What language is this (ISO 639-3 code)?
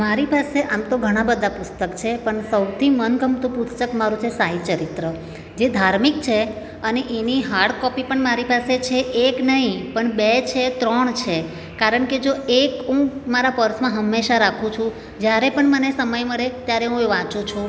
guj